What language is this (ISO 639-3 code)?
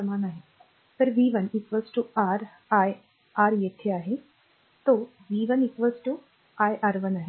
mar